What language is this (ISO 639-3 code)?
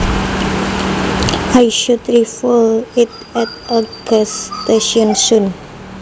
jav